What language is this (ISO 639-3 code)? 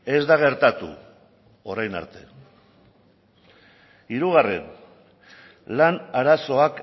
eus